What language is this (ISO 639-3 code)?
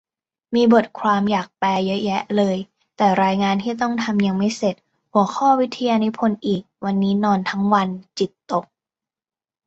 tha